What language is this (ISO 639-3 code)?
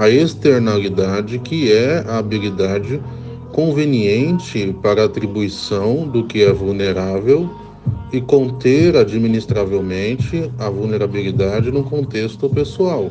por